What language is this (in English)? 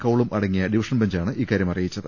Malayalam